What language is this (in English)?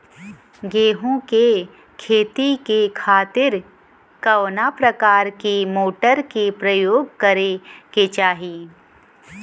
Bhojpuri